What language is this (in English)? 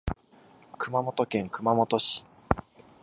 Japanese